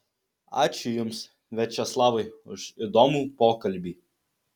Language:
Lithuanian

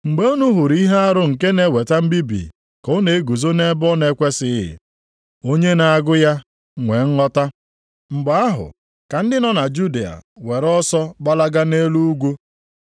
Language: Igbo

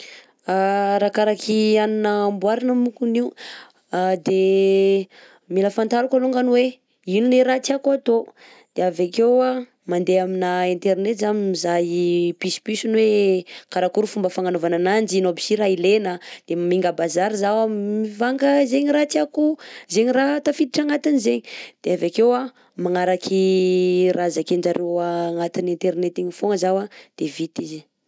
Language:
Southern Betsimisaraka Malagasy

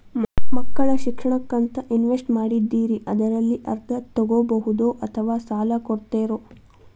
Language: Kannada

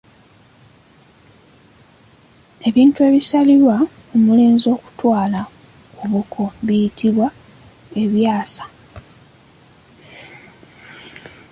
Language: Ganda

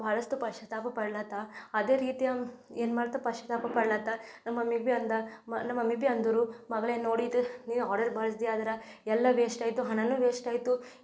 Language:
Kannada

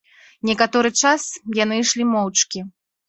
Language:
Belarusian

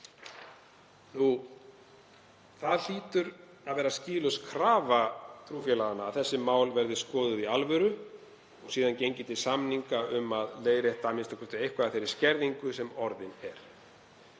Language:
Icelandic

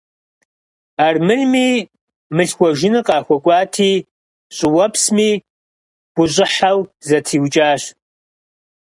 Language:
Kabardian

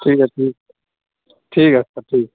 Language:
Urdu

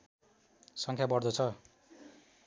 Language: Nepali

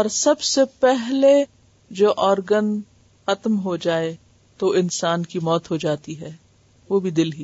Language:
Urdu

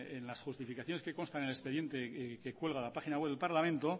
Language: Spanish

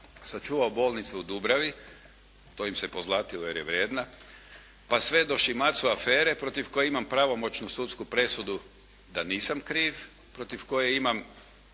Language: Croatian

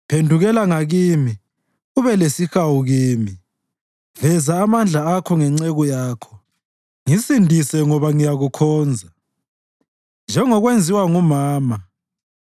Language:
North Ndebele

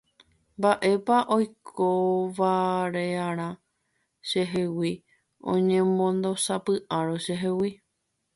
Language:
Guarani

